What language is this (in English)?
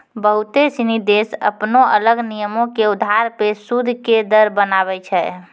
Maithili